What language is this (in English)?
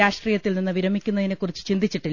Malayalam